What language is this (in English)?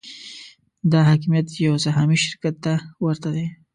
Pashto